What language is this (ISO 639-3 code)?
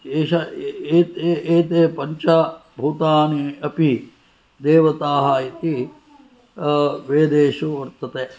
san